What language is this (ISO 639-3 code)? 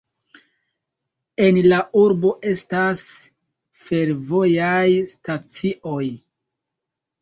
epo